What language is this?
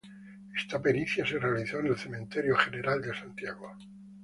Spanish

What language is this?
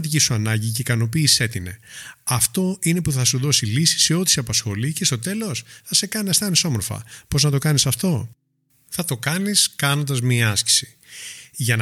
Greek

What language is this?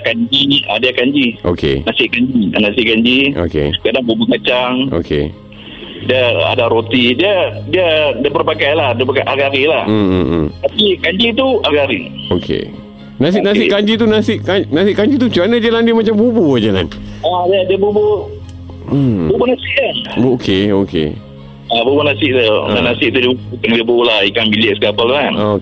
Malay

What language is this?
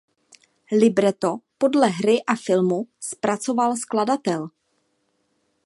Czech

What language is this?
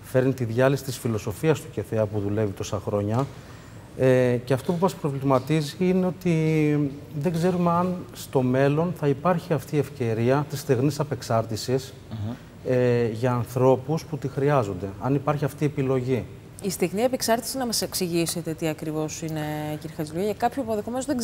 Greek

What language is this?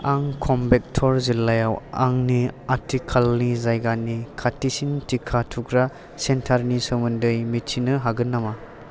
Bodo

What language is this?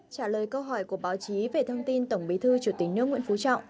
Vietnamese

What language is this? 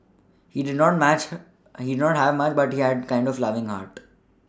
English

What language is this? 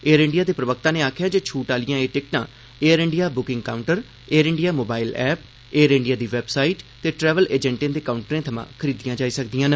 Dogri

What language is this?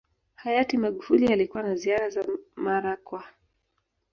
Swahili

